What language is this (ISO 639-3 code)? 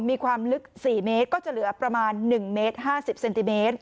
tha